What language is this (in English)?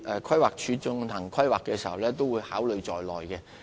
Cantonese